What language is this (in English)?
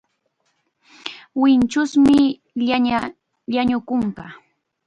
Chiquián Ancash Quechua